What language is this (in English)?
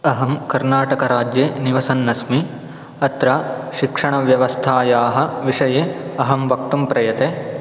Sanskrit